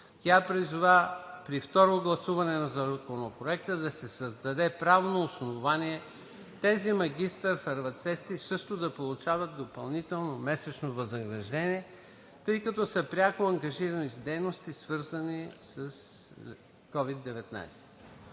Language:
Bulgarian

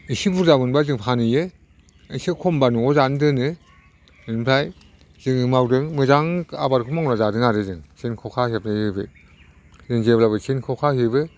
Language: Bodo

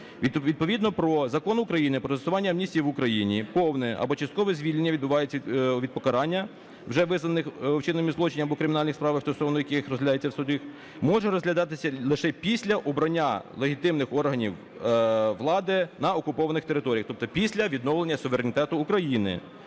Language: Ukrainian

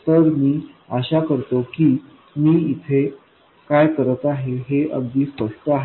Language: Marathi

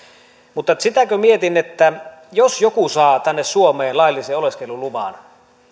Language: Finnish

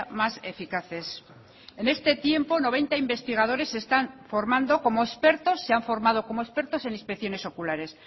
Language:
Spanish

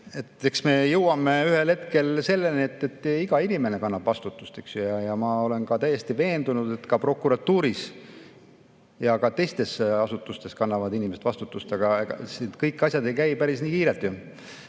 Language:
Estonian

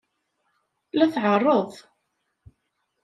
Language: Kabyle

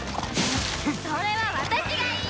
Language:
Japanese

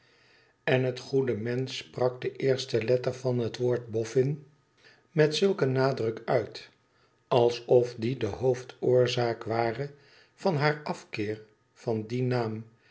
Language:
Dutch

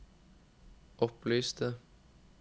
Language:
Norwegian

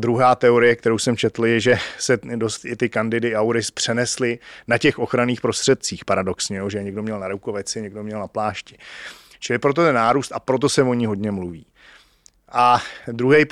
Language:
Czech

